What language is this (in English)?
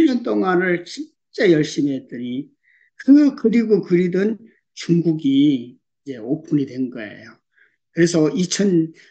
Korean